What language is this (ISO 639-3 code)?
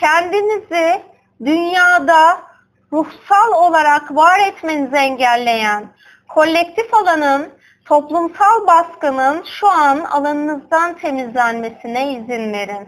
tur